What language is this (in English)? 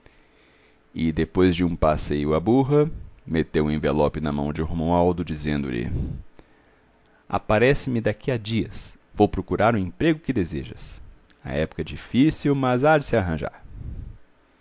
Portuguese